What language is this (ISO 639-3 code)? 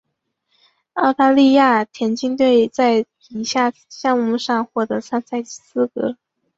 zho